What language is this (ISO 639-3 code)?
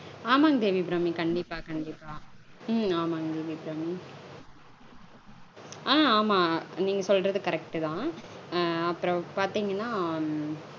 tam